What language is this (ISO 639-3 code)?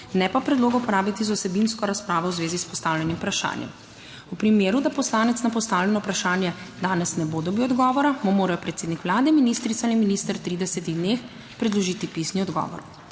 slv